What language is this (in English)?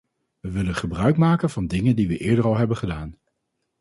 Dutch